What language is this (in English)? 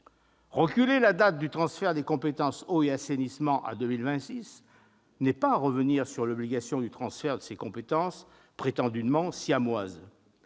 French